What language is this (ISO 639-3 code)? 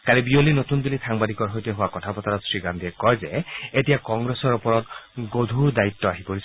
asm